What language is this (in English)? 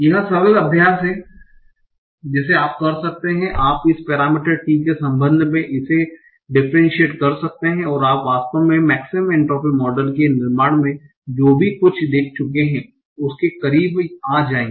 Hindi